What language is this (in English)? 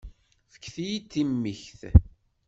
Kabyle